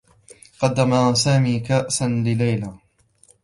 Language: Arabic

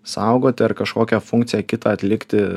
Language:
Lithuanian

